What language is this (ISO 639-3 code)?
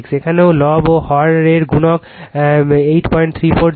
ben